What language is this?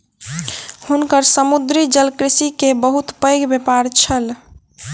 Maithili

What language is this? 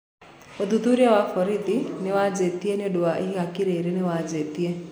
Kikuyu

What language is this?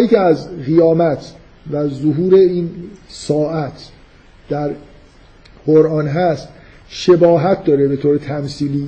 Persian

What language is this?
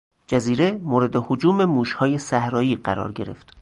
Persian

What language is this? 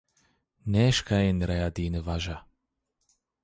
Zaza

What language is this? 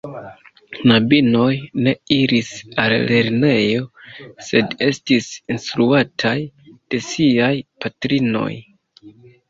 Esperanto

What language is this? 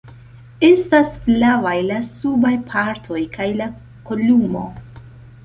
Esperanto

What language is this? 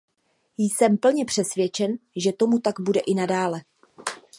Czech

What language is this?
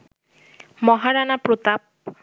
Bangla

